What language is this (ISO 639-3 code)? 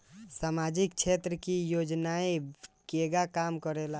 bho